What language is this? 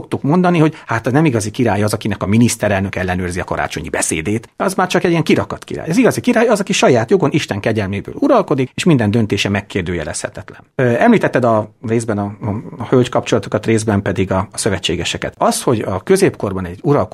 Hungarian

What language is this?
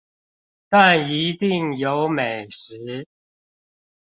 Chinese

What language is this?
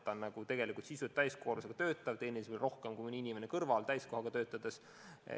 Estonian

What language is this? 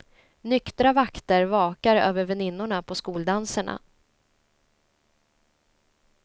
Swedish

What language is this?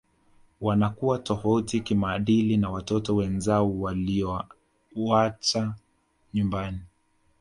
Swahili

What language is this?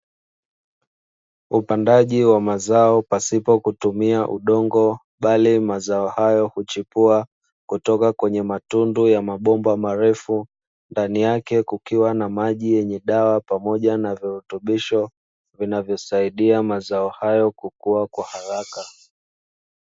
Swahili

